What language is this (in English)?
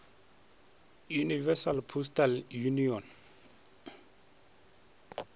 Northern Sotho